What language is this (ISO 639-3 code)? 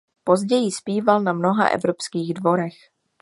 ces